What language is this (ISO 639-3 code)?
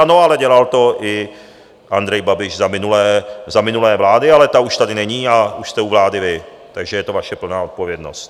ces